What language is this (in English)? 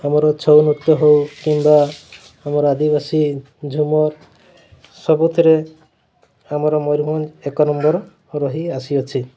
Odia